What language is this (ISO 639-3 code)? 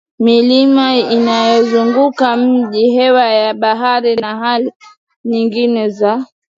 swa